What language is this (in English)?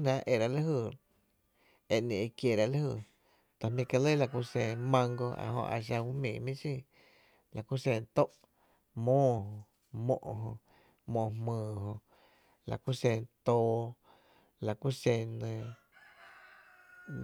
Tepinapa Chinantec